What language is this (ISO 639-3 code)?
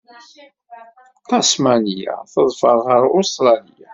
kab